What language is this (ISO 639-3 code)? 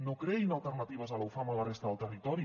cat